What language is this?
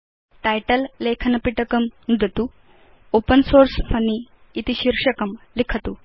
Sanskrit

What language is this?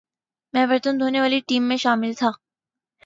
Urdu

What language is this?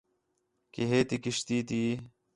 Khetrani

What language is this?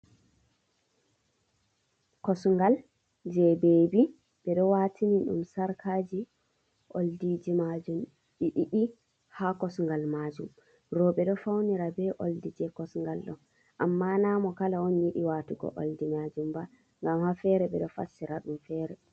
Fula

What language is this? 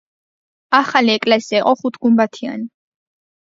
Georgian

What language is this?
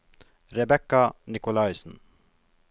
Norwegian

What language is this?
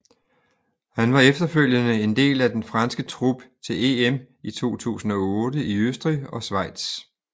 Danish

